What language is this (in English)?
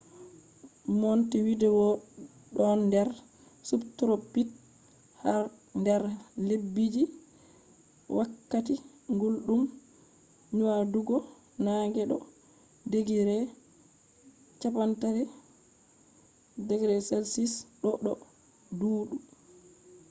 Fula